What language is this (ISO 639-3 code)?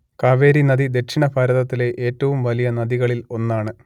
mal